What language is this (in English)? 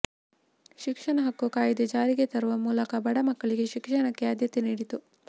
Kannada